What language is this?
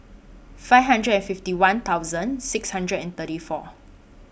English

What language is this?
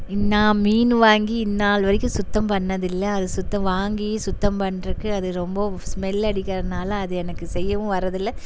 Tamil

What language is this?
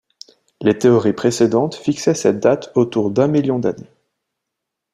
French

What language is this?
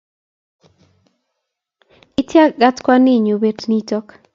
Kalenjin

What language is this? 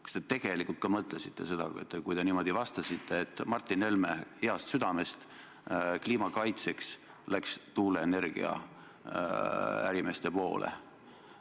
Estonian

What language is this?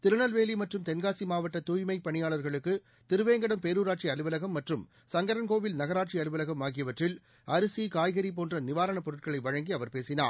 Tamil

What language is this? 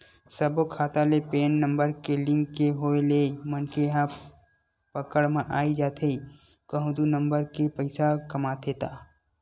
Chhattisgarhi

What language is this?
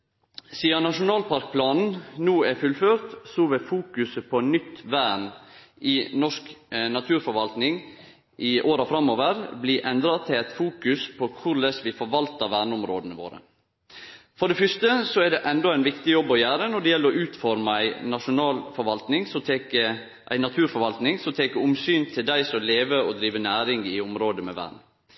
Norwegian Nynorsk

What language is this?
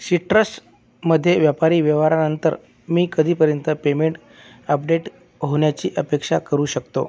Marathi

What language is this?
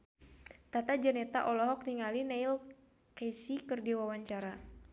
Sundanese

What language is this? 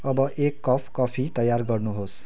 Nepali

